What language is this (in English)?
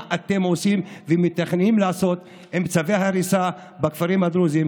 Hebrew